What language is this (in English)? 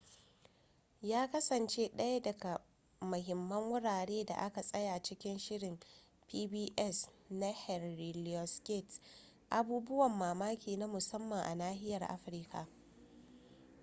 Hausa